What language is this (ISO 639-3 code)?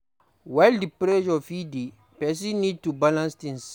pcm